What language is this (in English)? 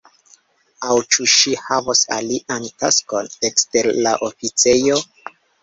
Esperanto